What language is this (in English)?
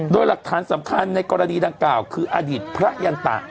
Thai